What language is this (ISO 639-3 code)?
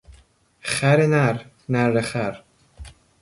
fas